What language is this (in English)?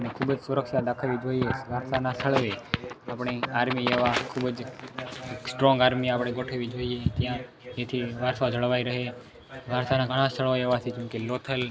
Gujarati